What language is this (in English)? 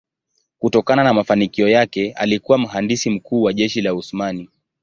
Swahili